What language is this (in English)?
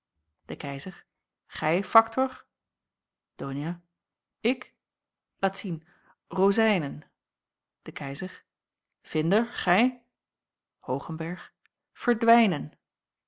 Dutch